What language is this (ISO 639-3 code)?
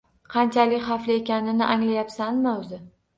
uzb